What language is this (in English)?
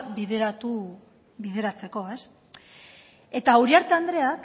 Basque